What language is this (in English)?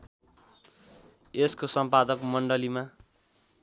Nepali